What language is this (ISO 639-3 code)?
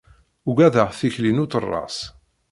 kab